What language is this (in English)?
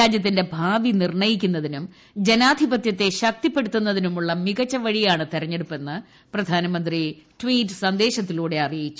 Malayalam